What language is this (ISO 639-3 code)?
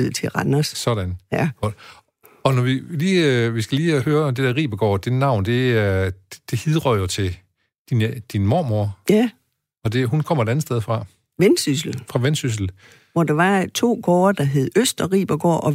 dan